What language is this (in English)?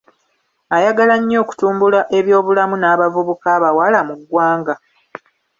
Ganda